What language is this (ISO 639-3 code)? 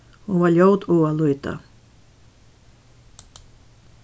fao